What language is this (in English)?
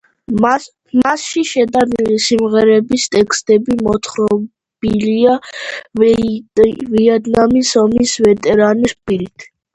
Georgian